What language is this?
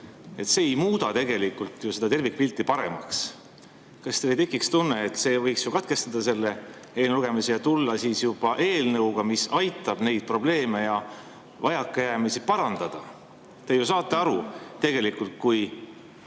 Estonian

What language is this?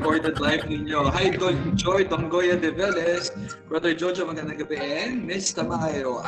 Filipino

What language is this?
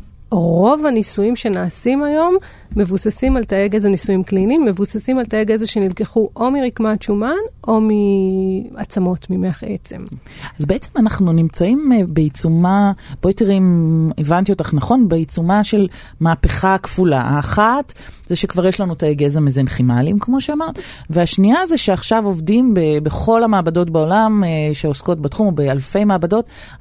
Hebrew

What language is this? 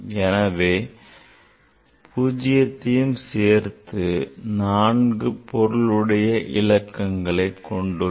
Tamil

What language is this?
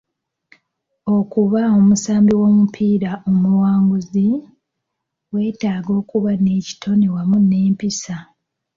Ganda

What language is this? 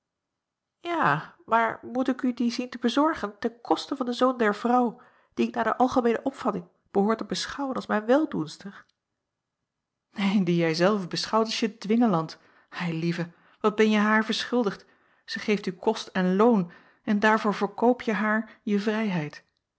Dutch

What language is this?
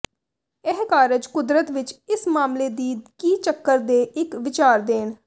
Punjabi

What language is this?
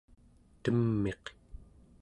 Central Yupik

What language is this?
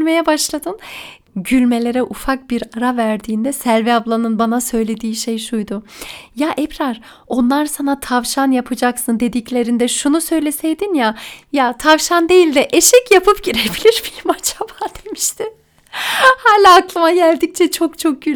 Turkish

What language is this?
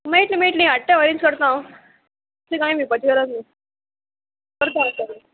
Konkani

